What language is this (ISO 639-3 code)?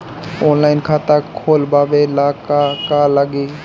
bho